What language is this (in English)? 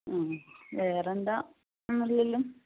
Malayalam